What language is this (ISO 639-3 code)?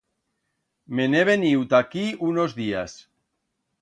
arg